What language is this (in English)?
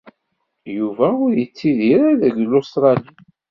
Kabyle